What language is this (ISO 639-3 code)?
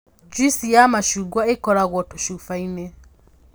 kik